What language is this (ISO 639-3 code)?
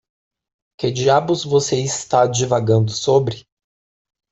por